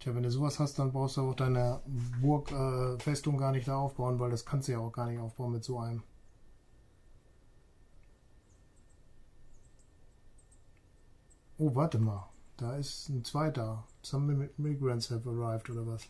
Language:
German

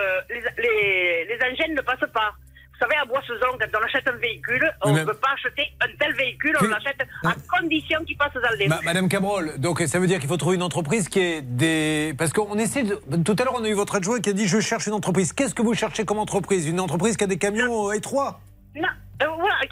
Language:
French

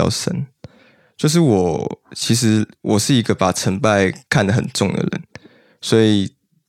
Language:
Chinese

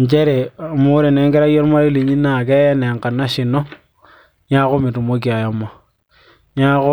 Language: Masai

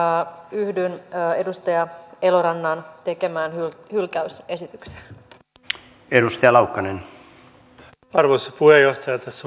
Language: Finnish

